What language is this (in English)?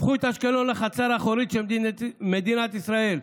Hebrew